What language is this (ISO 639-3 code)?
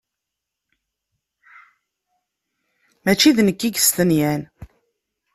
kab